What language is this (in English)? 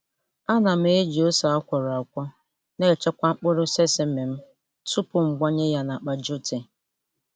Igbo